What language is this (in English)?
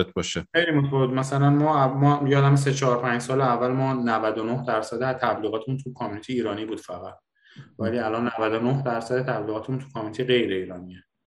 Persian